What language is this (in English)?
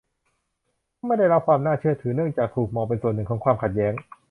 Thai